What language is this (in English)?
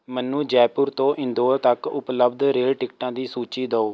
Punjabi